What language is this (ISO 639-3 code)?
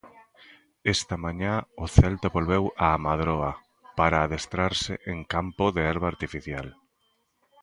glg